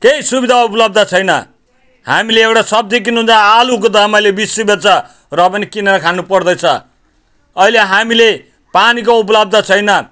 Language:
Nepali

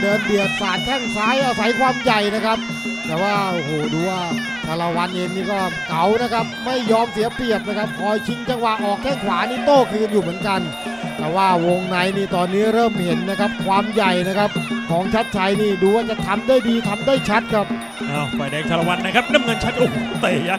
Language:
Thai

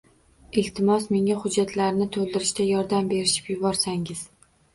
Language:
Uzbek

